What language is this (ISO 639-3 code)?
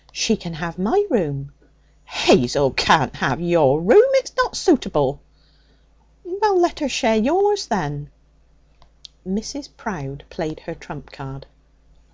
eng